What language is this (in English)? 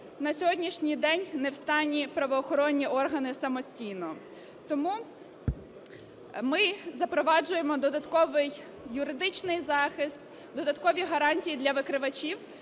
Ukrainian